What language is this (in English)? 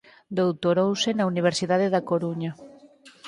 Galician